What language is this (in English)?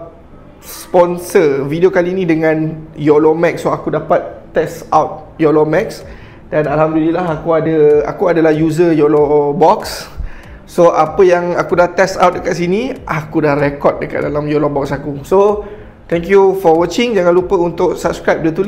Malay